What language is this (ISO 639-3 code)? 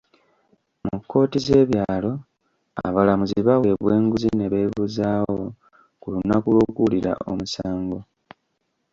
lug